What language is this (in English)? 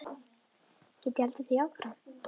Icelandic